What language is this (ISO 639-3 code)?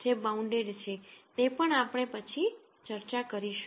guj